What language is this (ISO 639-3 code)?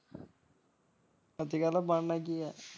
pan